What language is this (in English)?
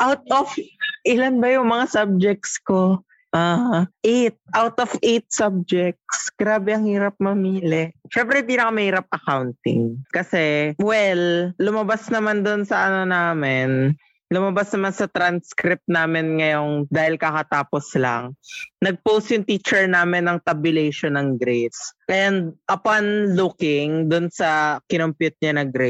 Filipino